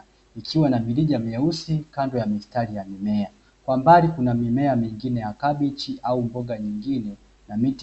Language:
Swahili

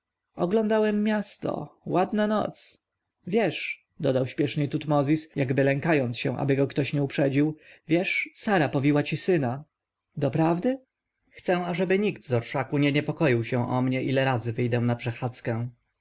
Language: Polish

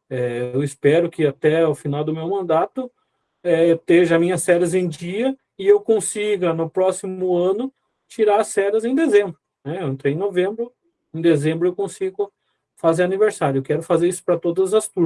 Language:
Portuguese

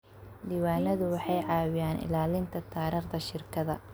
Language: Somali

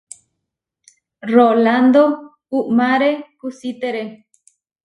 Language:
Huarijio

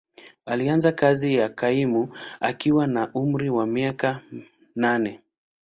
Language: Swahili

